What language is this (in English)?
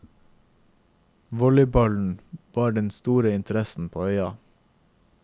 Norwegian